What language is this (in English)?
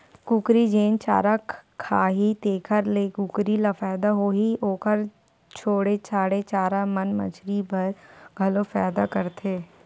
Chhattisgarhi